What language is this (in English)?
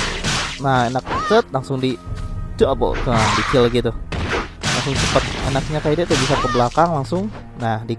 Indonesian